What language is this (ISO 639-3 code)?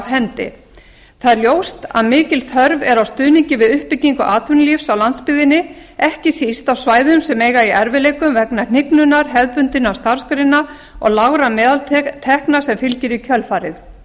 isl